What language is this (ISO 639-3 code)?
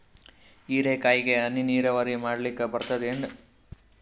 kan